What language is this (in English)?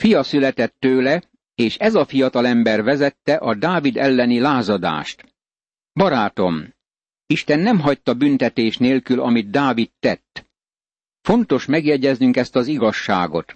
Hungarian